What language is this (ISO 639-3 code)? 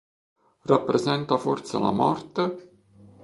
ita